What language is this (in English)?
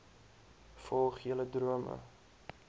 Afrikaans